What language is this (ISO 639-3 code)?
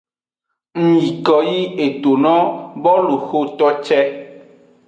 ajg